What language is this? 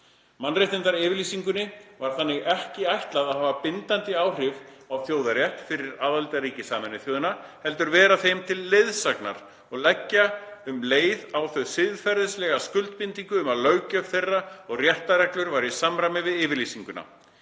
Icelandic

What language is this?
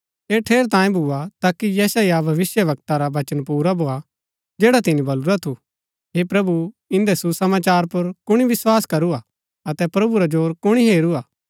Gaddi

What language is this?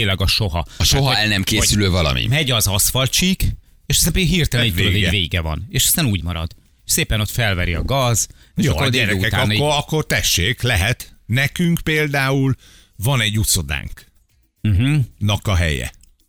Hungarian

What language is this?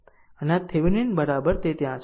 Gujarati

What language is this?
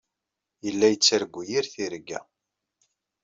Kabyle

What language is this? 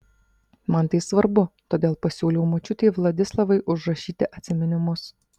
Lithuanian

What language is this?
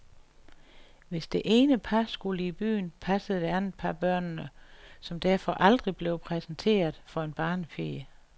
Danish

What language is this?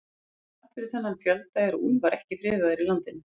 Icelandic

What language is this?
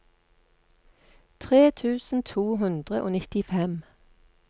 Norwegian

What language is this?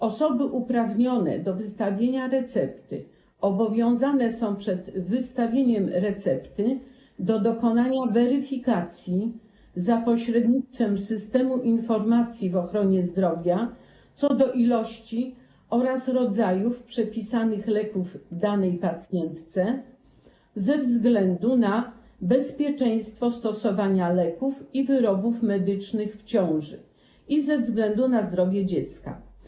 Polish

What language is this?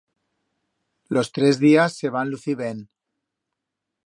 Aragonese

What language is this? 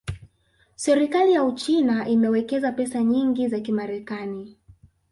Swahili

